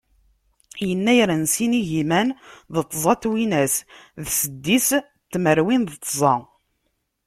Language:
Kabyle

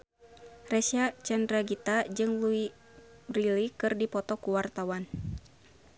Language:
Sundanese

